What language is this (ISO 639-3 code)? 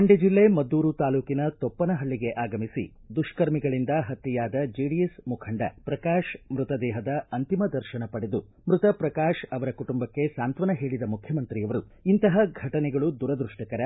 kan